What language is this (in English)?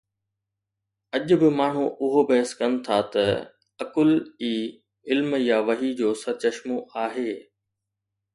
Sindhi